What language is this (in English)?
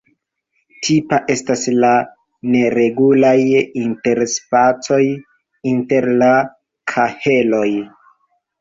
Esperanto